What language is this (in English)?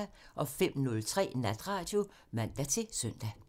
Danish